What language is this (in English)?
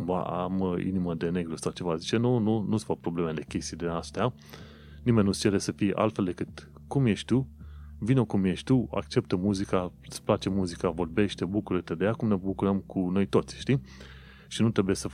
Romanian